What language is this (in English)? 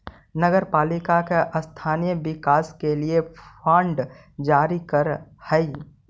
Magahi